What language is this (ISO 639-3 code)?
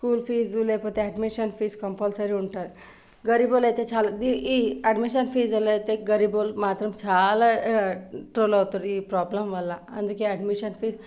tel